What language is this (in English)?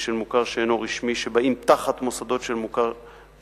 Hebrew